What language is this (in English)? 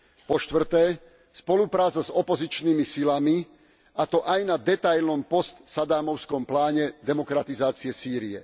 Slovak